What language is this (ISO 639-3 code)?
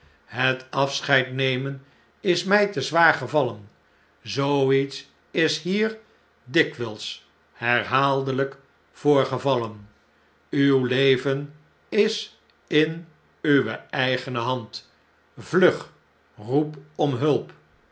nld